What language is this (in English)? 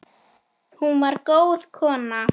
Icelandic